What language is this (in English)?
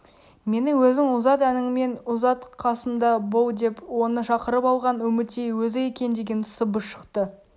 Kazakh